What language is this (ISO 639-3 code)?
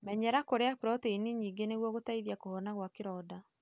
kik